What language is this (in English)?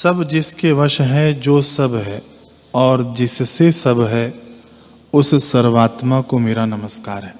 Hindi